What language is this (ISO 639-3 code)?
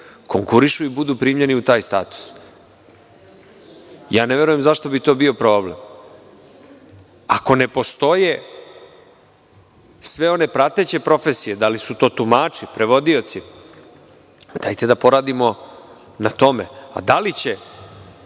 srp